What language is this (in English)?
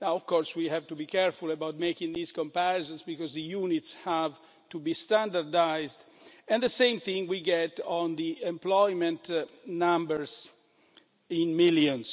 English